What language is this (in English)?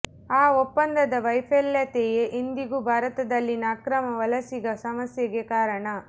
Kannada